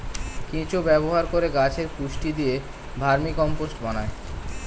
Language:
Bangla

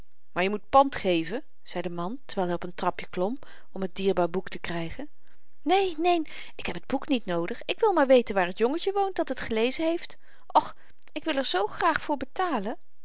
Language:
Dutch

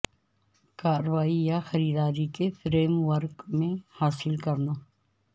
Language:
Urdu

